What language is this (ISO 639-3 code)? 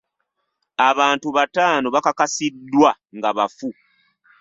lug